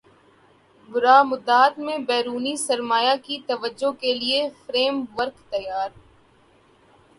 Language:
Urdu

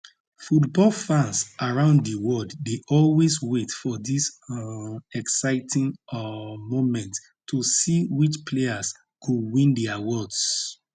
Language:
Nigerian Pidgin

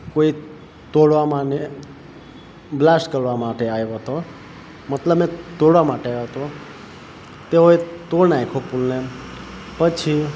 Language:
Gujarati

